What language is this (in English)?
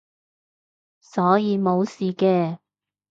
Cantonese